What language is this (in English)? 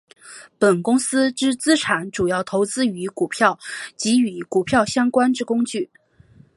Chinese